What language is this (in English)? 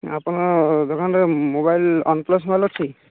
Odia